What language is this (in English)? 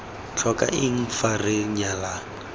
Tswana